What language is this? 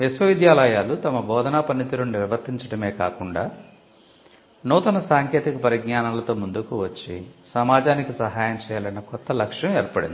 Telugu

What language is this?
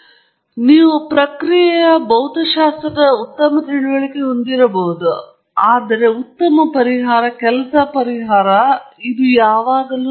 Kannada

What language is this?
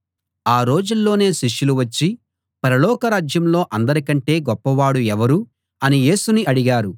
Telugu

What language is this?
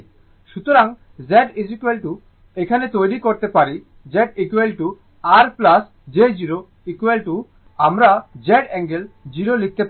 Bangla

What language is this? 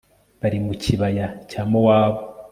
Kinyarwanda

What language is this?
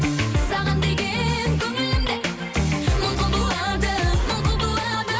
Kazakh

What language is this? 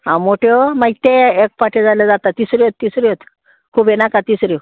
Konkani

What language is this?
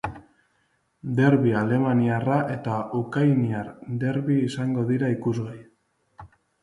Basque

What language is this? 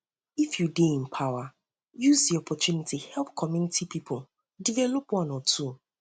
Nigerian Pidgin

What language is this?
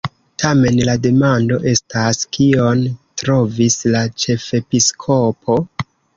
Esperanto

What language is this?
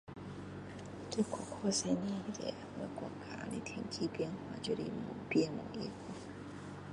Min Dong Chinese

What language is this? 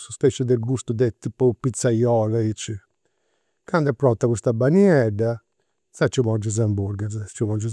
Campidanese Sardinian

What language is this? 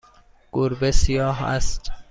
Persian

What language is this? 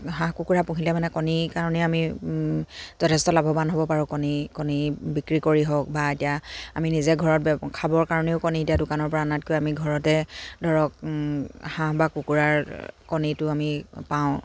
Assamese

